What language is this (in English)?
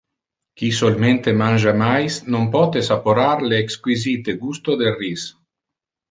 Interlingua